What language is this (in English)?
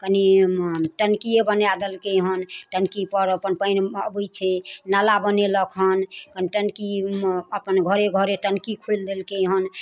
Maithili